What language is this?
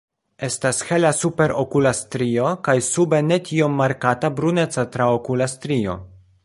Esperanto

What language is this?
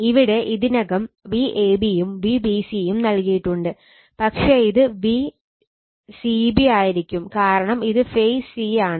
Malayalam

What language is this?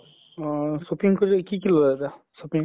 Assamese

